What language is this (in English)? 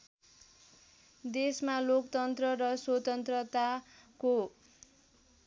Nepali